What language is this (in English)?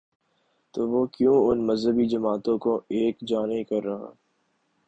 Urdu